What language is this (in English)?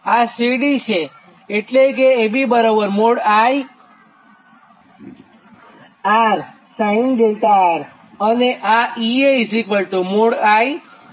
Gujarati